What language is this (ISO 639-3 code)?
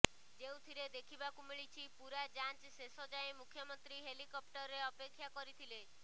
ori